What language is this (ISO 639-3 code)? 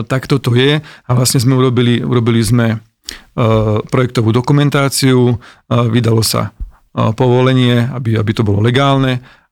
slk